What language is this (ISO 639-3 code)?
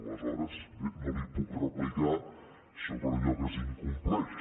cat